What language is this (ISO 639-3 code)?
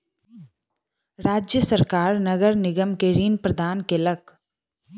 mai